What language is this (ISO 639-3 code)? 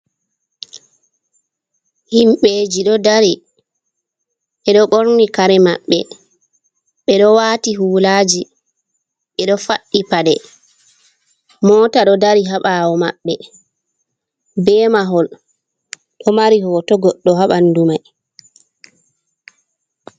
ful